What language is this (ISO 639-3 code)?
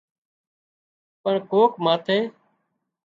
kxp